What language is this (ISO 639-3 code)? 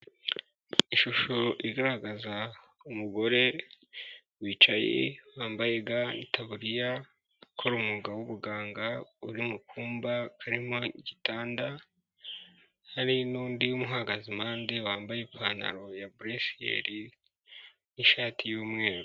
kin